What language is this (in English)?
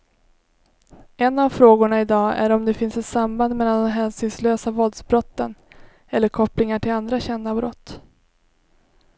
Swedish